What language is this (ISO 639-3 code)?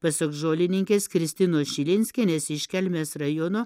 lit